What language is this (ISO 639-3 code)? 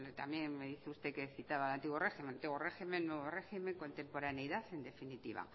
spa